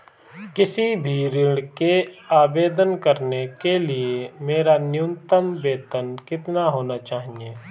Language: Hindi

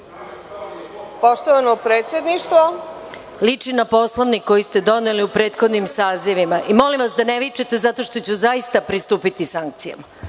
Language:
Serbian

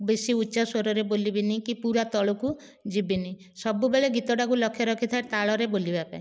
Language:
Odia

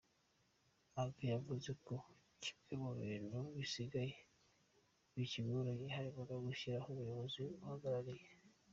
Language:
Kinyarwanda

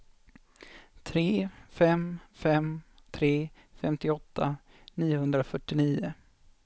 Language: Swedish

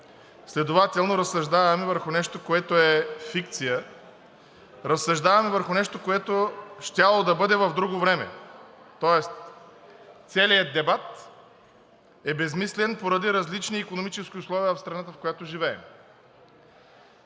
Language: Bulgarian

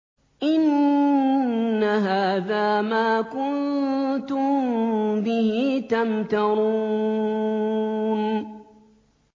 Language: Arabic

